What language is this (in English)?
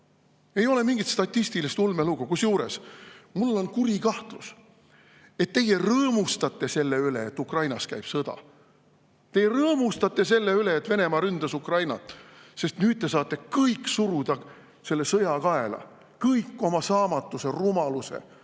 Estonian